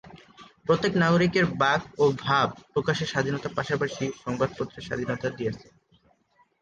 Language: Bangla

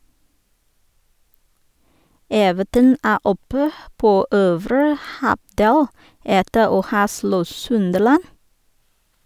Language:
Norwegian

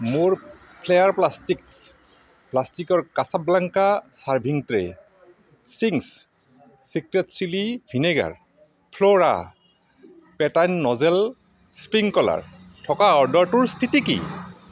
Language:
Assamese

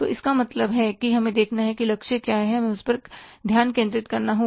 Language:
Hindi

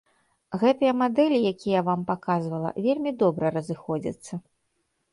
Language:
Belarusian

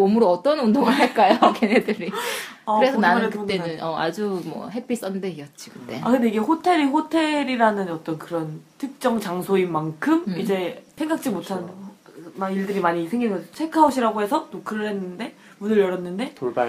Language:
Korean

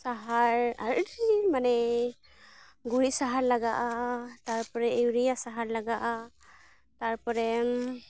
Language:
Santali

